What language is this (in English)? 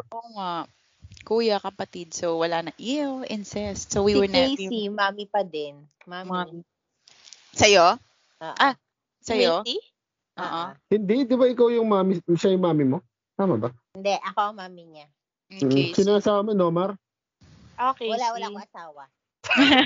Filipino